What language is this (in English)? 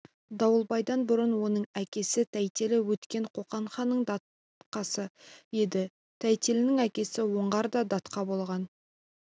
Kazakh